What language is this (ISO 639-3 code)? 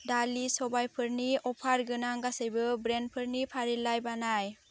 brx